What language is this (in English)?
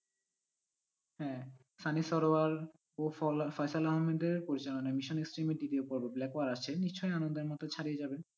Bangla